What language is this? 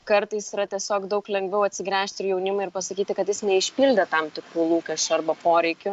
Lithuanian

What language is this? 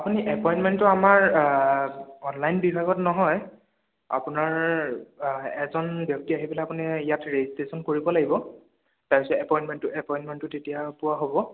Assamese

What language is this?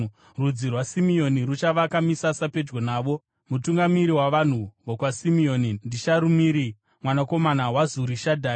Shona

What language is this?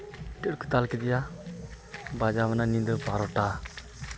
Santali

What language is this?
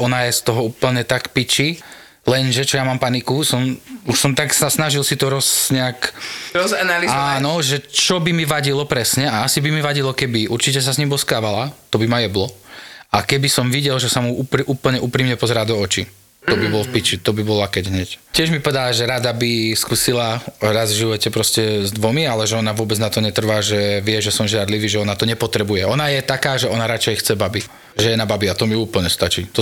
Slovak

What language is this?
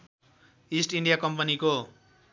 Nepali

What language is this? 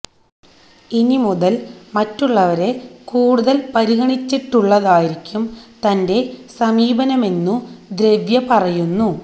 Malayalam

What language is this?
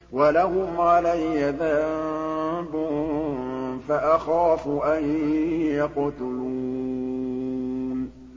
Arabic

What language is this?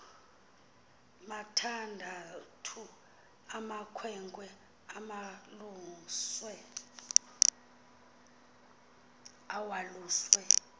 Xhosa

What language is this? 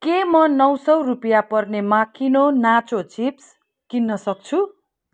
Nepali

